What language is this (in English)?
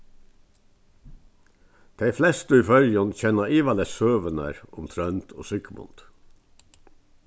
Faroese